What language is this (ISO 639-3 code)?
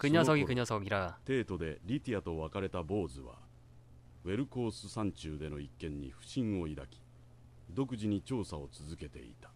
kor